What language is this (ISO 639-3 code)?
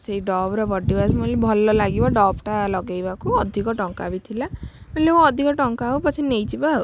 ori